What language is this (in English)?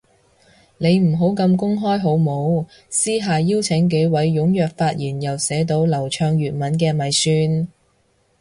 Cantonese